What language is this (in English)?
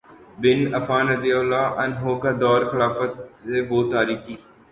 Urdu